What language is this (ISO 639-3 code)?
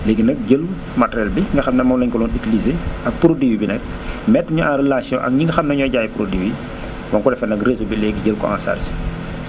wol